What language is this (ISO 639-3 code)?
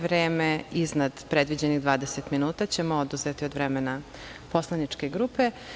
srp